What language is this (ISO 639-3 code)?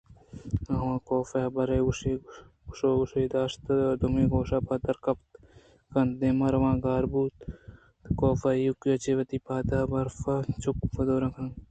bgp